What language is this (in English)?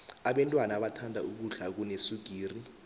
South Ndebele